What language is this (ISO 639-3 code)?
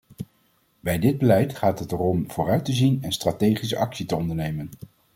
nld